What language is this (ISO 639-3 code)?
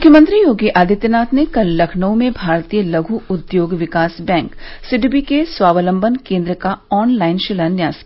hin